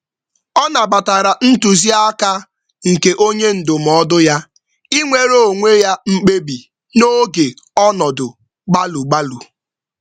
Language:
Igbo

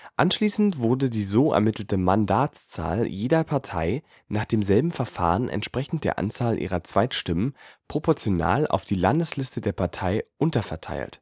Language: German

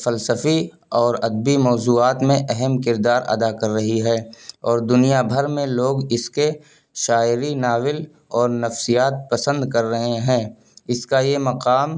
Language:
Urdu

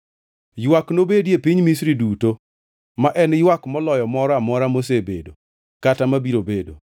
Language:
Luo (Kenya and Tanzania)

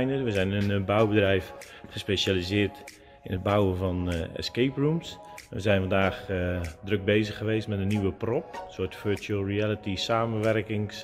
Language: Dutch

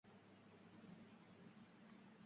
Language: Uzbek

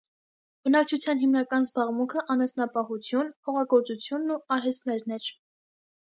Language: Armenian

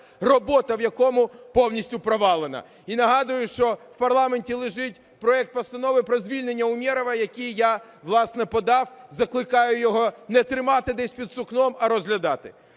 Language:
Ukrainian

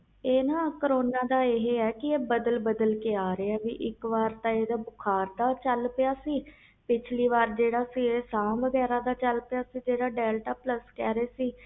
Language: Punjabi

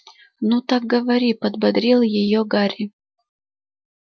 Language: Russian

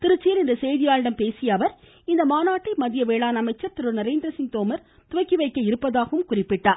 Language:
Tamil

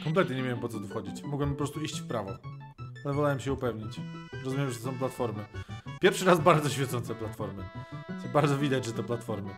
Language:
Polish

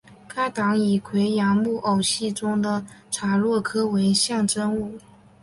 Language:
Chinese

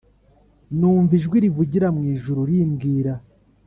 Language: Kinyarwanda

